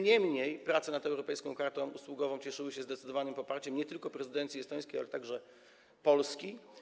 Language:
Polish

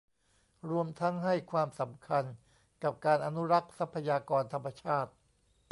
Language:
Thai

